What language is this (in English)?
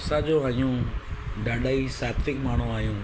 Sindhi